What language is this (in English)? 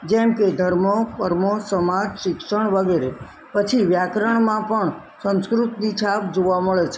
Gujarati